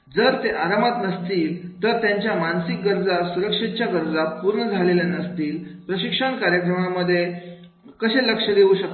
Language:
Marathi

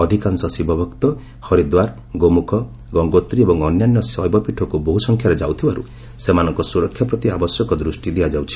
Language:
Odia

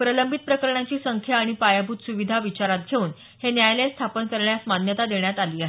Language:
Marathi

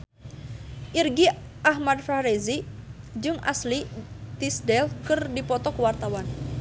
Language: Sundanese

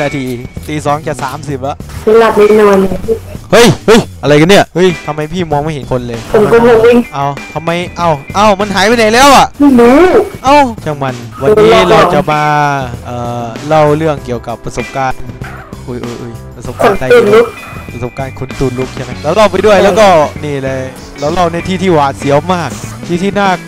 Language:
Thai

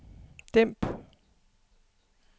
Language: Danish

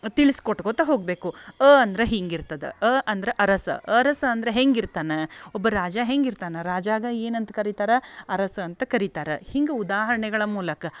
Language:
Kannada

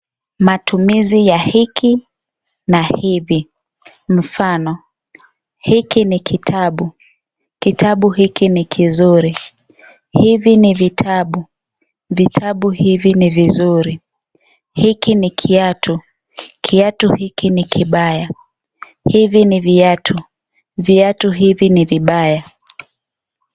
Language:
Swahili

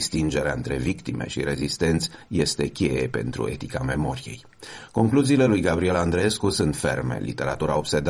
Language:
Romanian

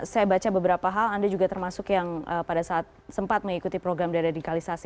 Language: Indonesian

